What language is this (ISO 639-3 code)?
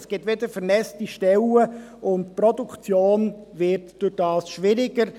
gsw